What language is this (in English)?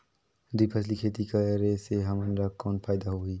Chhattisgarhi